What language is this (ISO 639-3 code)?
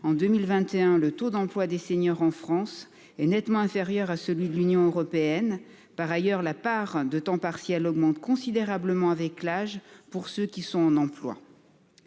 fra